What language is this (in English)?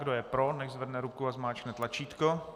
Czech